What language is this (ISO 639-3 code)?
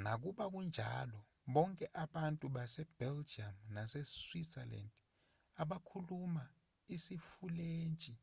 zul